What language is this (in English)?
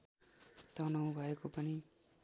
Nepali